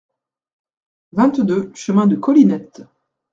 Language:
French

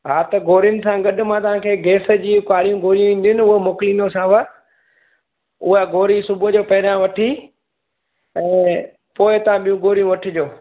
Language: Sindhi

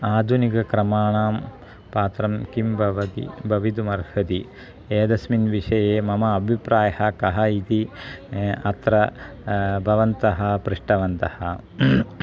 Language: Sanskrit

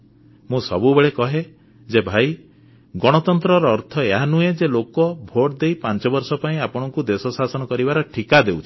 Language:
Odia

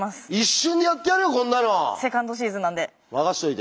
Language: Japanese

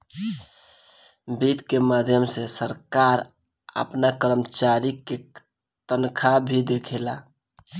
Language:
Bhojpuri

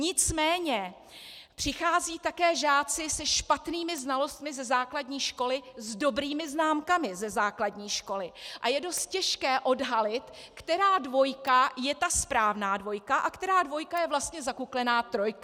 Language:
Czech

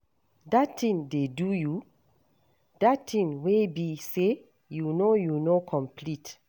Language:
Nigerian Pidgin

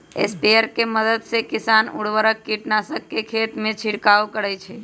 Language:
Magahi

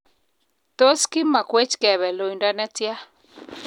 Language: Kalenjin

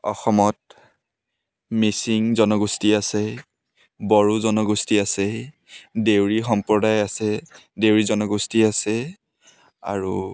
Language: Assamese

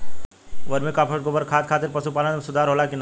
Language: Bhojpuri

